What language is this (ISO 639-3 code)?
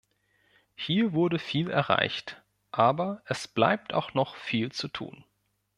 deu